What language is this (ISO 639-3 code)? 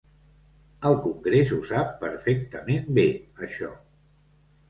cat